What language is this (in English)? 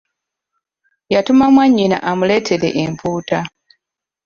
Ganda